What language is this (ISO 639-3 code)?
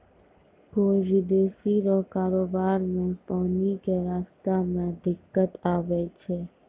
mai